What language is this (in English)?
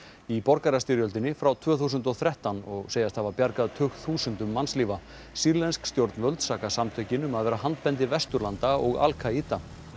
Icelandic